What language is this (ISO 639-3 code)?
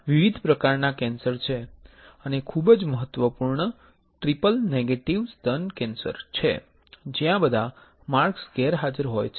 guj